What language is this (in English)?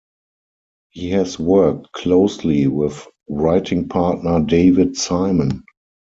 English